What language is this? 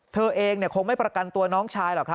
Thai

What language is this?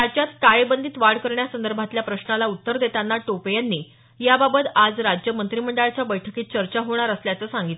Marathi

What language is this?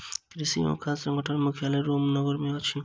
Maithili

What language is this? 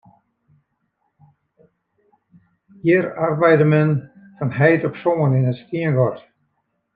Western Frisian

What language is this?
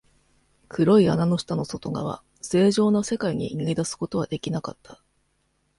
Japanese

